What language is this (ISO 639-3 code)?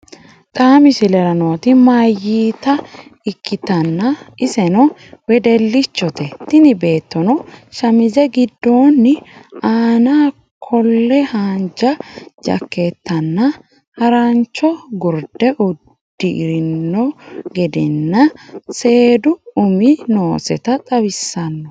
sid